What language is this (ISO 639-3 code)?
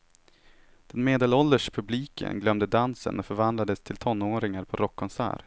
swe